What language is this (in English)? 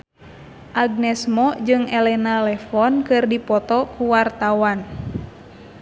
Sundanese